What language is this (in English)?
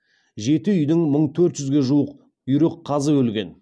Kazakh